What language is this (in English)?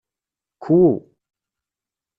Kabyle